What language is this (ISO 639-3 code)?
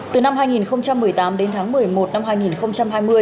vie